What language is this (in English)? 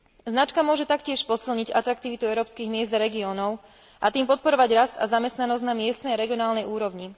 Slovak